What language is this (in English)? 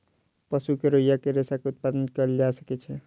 Maithili